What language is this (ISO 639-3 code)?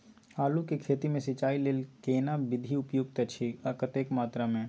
mai